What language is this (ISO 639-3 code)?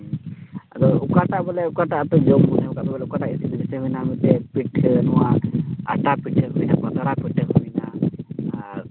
sat